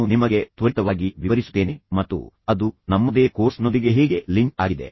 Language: Kannada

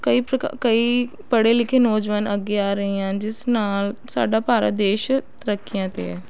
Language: Punjabi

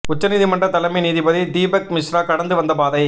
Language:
Tamil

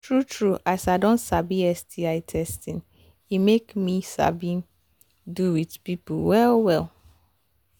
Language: Nigerian Pidgin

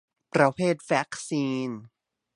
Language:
Thai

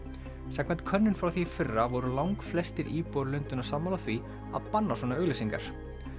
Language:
Icelandic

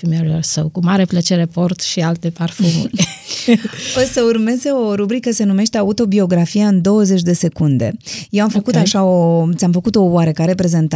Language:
Romanian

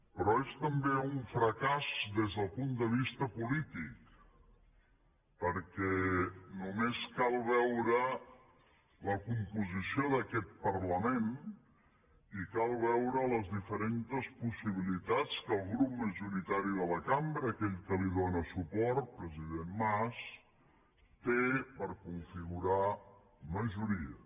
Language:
Catalan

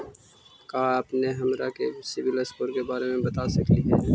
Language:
Magahi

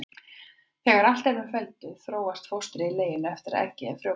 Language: Icelandic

